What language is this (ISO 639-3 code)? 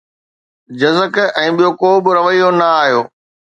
snd